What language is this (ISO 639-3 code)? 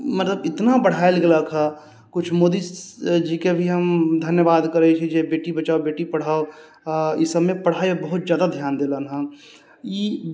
mai